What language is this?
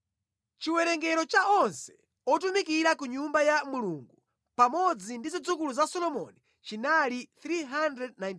Nyanja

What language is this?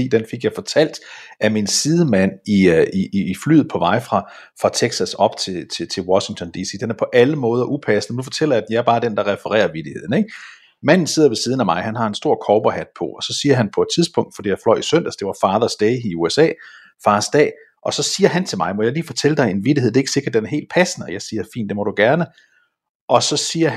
Danish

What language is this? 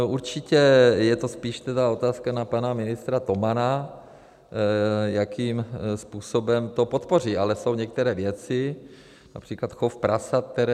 Czech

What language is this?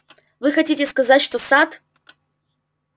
Russian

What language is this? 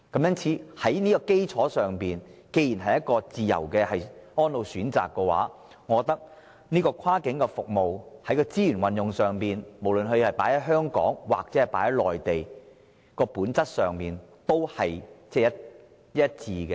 Cantonese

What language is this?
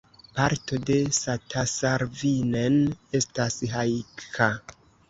Esperanto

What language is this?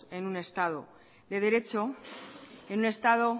Spanish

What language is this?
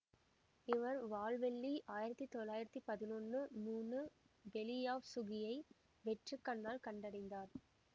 Tamil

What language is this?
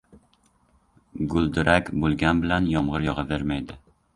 Uzbek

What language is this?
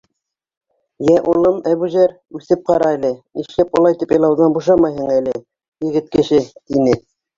Bashkir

